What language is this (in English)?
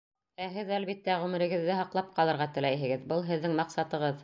Bashkir